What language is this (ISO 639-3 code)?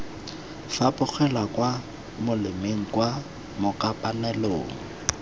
tsn